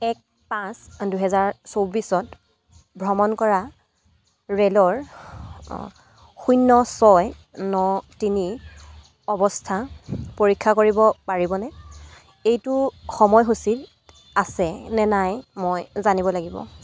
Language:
Assamese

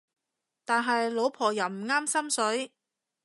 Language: Cantonese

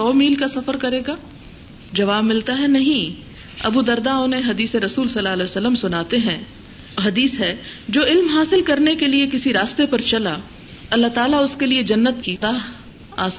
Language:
Urdu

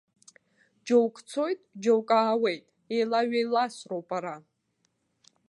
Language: Abkhazian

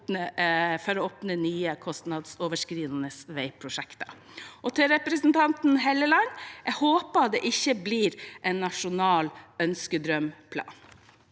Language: Norwegian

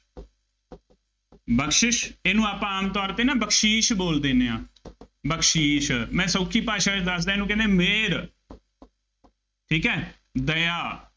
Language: Punjabi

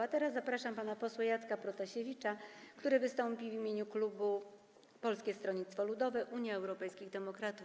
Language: Polish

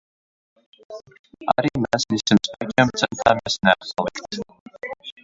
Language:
Latvian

